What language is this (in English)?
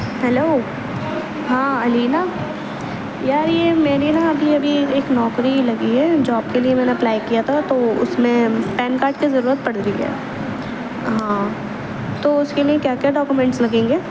Urdu